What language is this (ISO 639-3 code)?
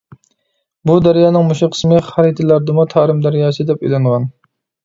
uig